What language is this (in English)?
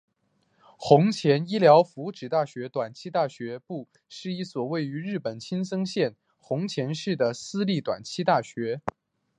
Chinese